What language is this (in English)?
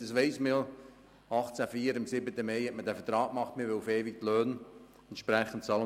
Swiss German